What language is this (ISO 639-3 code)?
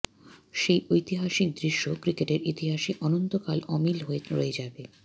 ben